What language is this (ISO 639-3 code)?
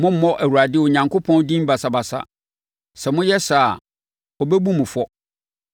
aka